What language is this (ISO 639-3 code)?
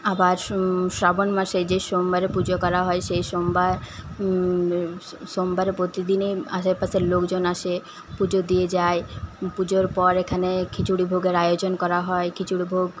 ben